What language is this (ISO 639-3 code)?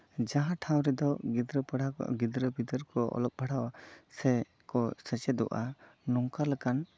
sat